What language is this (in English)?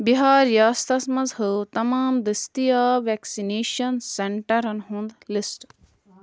Kashmiri